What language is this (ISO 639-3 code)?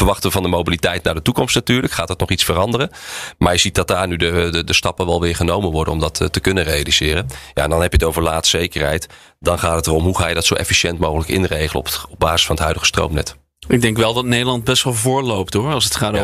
nld